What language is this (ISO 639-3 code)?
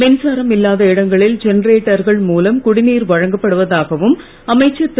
tam